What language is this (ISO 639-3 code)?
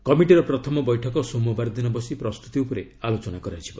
ori